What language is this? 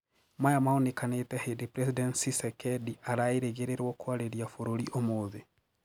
Kikuyu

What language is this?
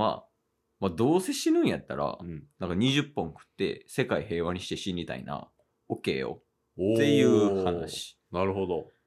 Japanese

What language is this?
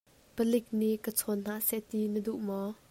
Hakha Chin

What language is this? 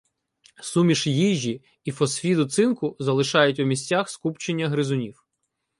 Ukrainian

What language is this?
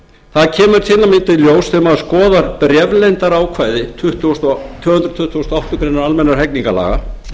Icelandic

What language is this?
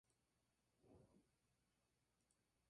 Spanish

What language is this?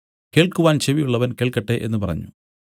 Malayalam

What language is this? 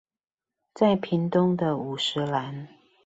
Chinese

